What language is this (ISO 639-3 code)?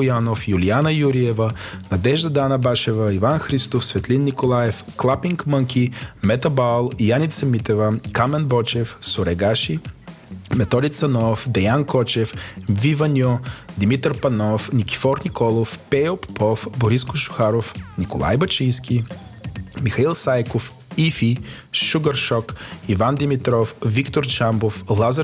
bul